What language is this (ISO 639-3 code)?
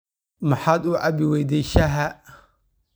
som